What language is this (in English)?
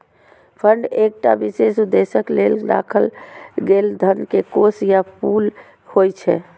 Maithili